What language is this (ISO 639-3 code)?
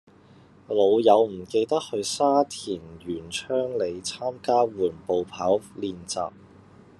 yue